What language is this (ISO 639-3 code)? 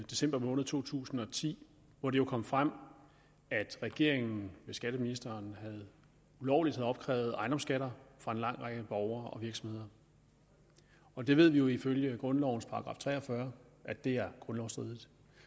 dan